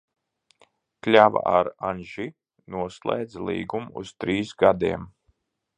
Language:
Latvian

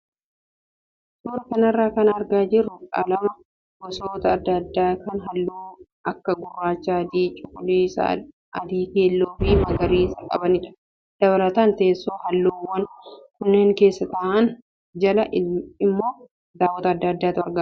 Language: Oromo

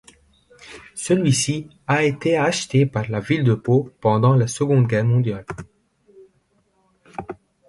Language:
French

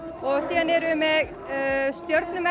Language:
Icelandic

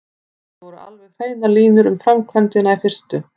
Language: Icelandic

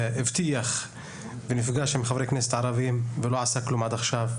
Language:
Hebrew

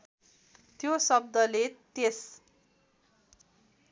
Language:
Nepali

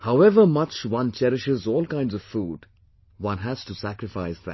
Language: English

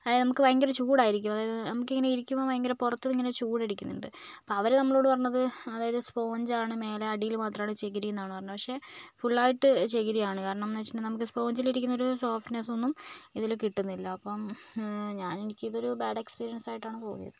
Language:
Malayalam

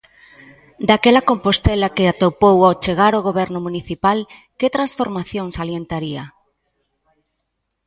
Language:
Galician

